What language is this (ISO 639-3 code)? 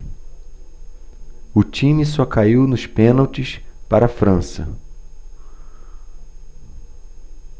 por